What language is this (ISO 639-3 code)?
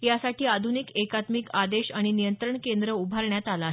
mar